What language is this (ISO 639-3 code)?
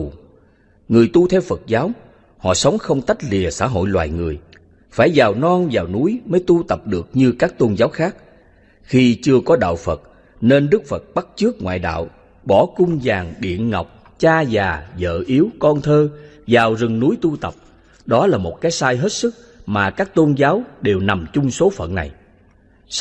vie